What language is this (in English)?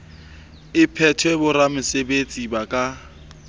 Southern Sotho